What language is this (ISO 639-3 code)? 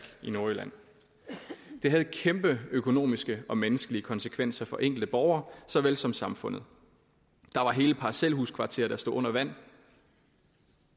dan